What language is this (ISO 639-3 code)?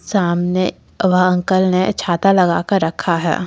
hin